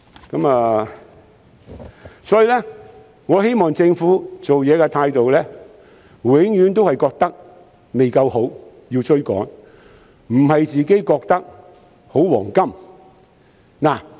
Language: Cantonese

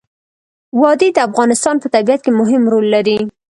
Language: Pashto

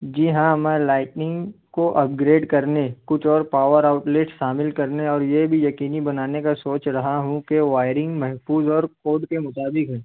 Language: Urdu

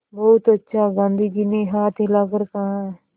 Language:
Hindi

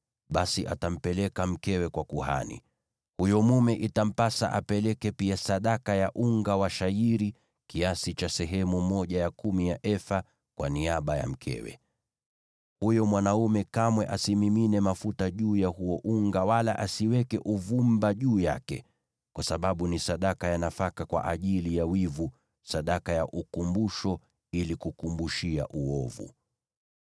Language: Swahili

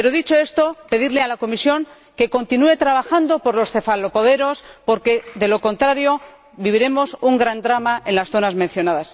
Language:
Spanish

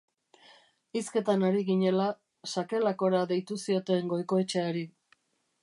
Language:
Basque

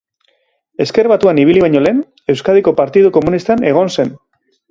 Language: Basque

